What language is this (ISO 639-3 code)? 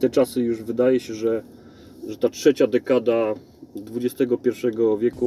pol